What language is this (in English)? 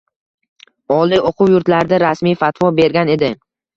Uzbek